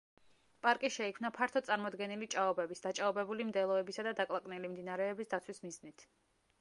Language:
Georgian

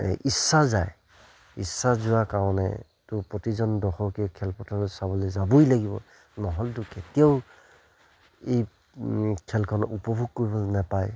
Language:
Assamese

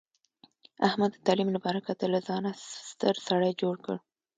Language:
Pashto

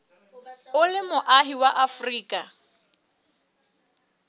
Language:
Southern Sotho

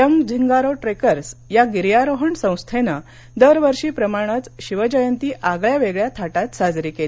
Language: Marathi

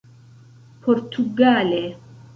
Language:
Esperanto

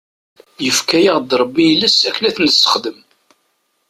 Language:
Kabyle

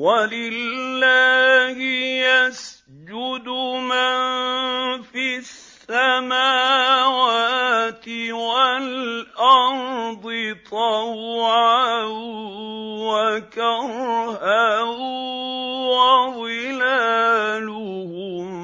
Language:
Arabic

